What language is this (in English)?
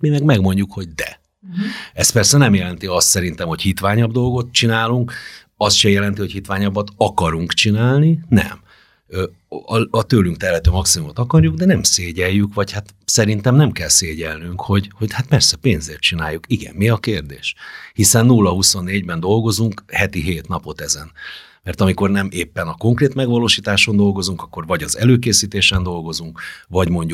Hungarian